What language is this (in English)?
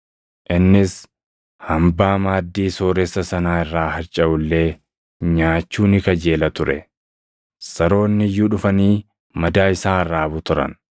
Oromo